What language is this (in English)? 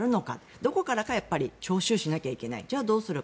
Japanese